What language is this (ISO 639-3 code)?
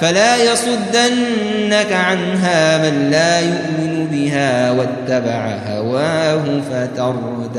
ara